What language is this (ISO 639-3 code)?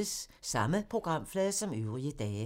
dan